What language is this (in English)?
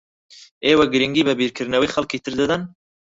Central Kurdish